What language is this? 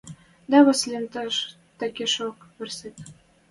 Western Mari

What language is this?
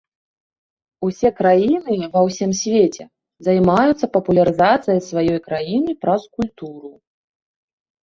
Belarusian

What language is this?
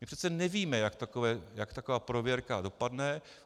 Czech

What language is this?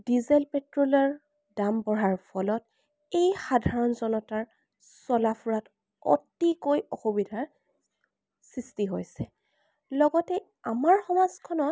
Assamese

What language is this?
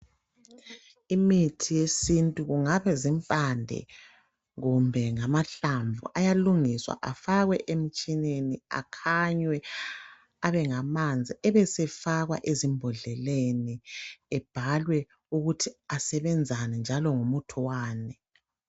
North Ndebele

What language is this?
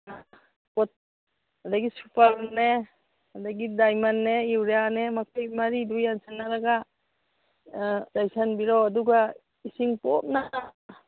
Manipuri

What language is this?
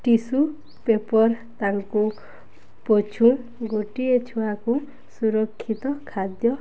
Odia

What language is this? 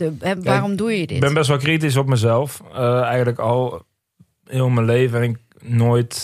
Dutch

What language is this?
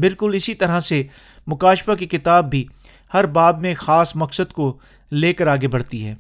Urdu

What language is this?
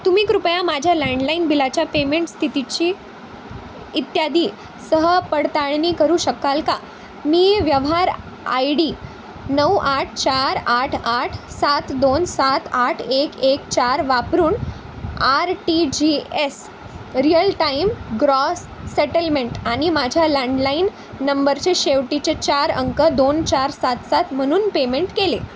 Marathi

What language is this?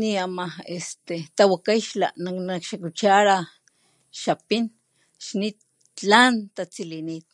Papantla Totonac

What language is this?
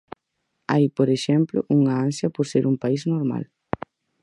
Galician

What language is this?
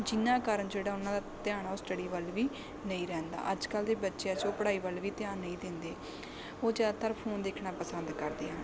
Punjabi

